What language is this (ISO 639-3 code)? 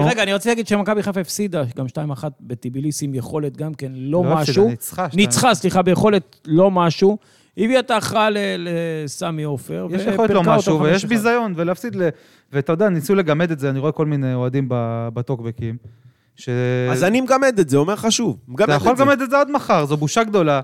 heb